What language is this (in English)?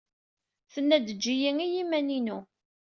Kabyle